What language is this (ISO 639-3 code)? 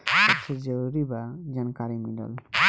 bho